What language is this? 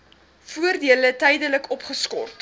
Afrikaans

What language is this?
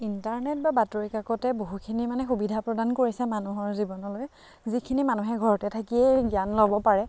Assamese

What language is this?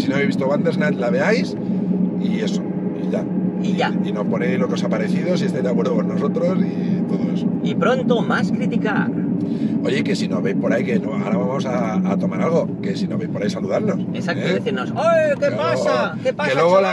Spanish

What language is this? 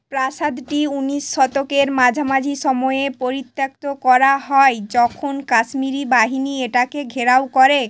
Bangla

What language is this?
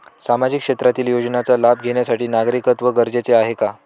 Marathi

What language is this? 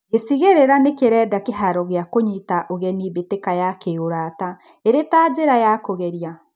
Kikuyu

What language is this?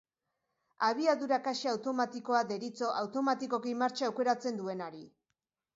Basque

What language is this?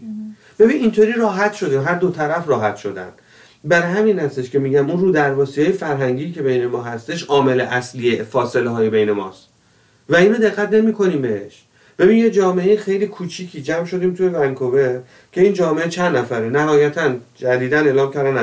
Persian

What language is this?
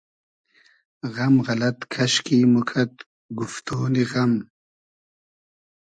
Hazaragi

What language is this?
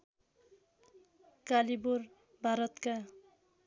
Nepali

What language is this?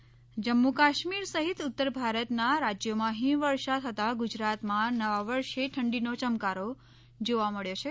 Gujarati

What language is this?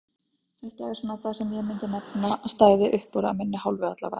Icelandic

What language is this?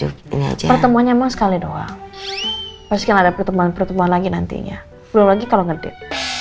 Indonesian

